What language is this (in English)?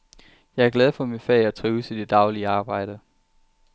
Danish